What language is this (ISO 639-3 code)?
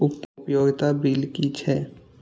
mai